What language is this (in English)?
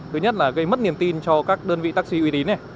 Vietnamese